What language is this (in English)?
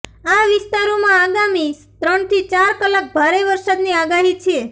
Gujarati